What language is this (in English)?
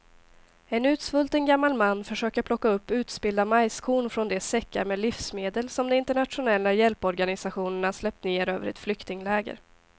Swedish